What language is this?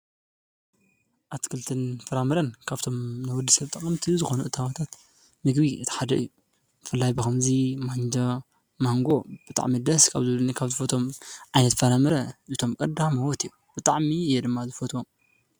Tigrinya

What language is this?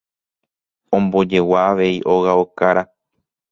Guarani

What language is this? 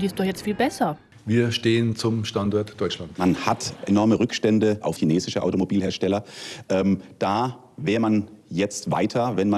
German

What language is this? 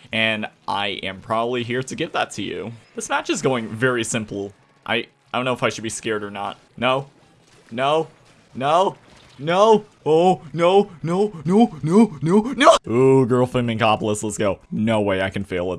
English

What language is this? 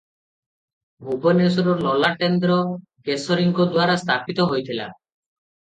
Odia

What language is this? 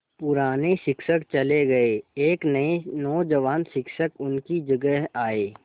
Hindi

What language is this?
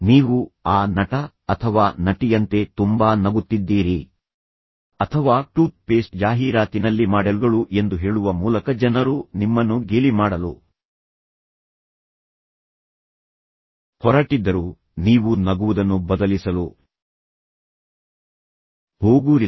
Kannada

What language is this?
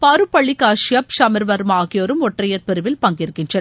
Tamil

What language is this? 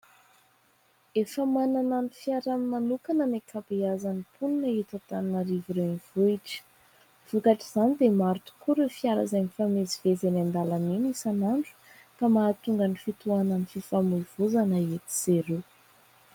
Malagasy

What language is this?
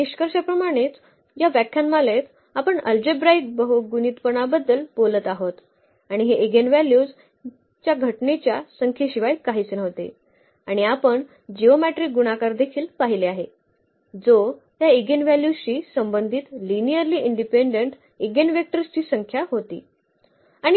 Marathi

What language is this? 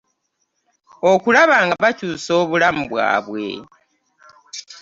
Ganda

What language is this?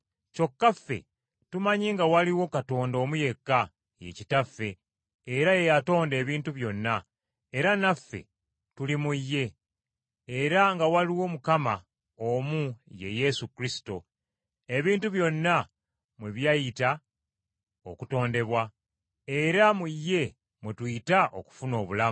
Ganda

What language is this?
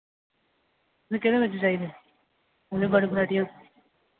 Dogri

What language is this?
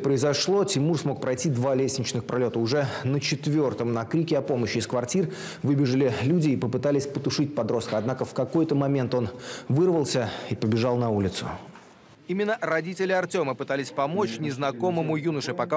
Russian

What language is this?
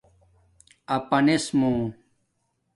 Domaaki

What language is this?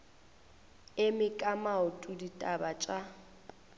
Northern Sotho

